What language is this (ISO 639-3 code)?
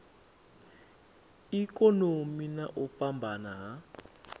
ven